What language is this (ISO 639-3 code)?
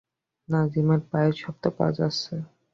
ben